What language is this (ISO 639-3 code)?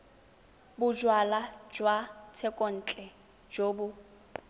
tsn